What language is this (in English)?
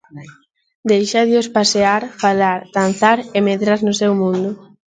Galician